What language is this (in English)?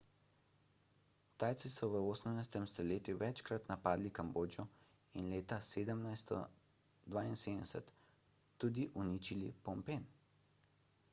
Slovenian